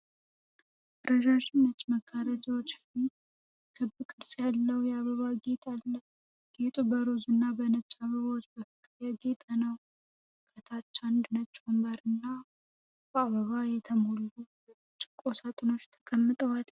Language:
Amharic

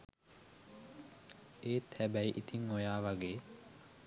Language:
Sinhala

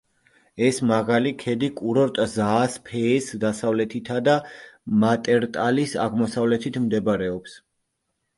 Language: Georgian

